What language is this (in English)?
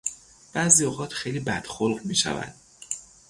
Persian